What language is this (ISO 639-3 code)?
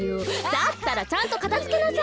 jpn